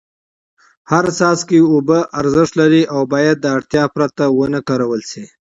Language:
Pashto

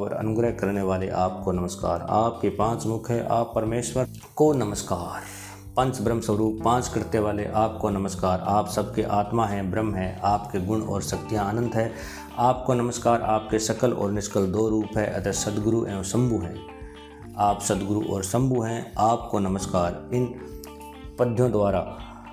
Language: Hindi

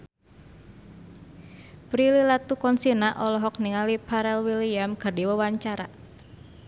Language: Sundanese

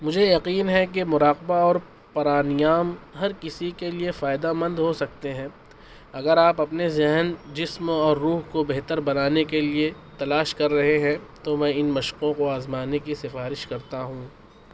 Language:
Urdu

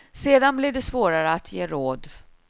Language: Swedish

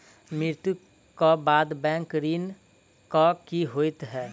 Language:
Maithili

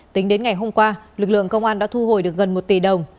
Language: Vietnamese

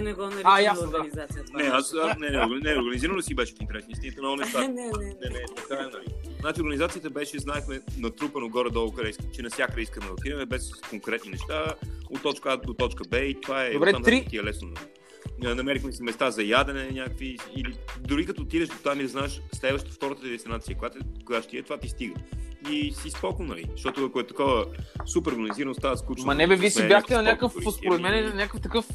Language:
Bulgarian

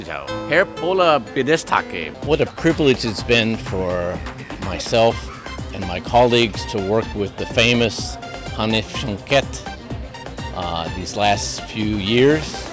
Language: Bangla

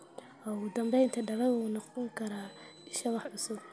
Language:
Somali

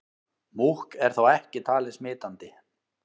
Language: Icelandic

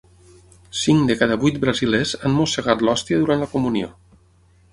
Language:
Catalan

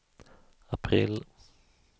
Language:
Swedish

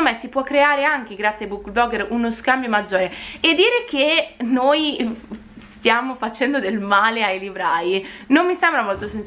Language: Italian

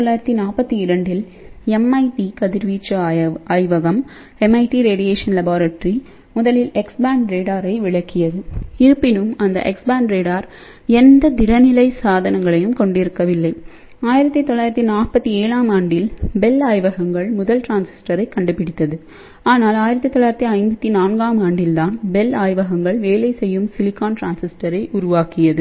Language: Tamil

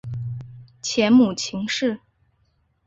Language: Chinese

